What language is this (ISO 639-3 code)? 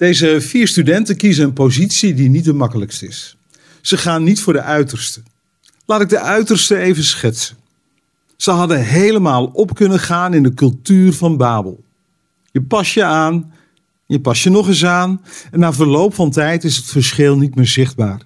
nld